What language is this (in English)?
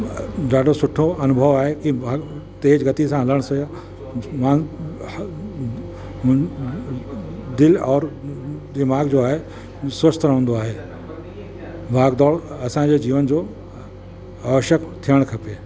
Sindhi